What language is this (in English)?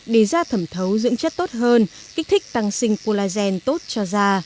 Vietnamese